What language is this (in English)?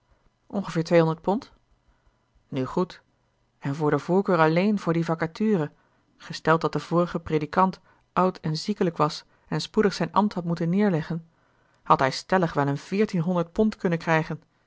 Dutch